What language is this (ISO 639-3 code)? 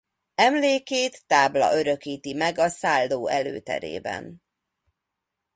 hun